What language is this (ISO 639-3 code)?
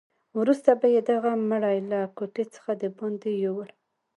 pus